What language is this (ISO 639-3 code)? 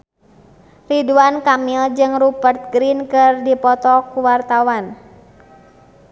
sun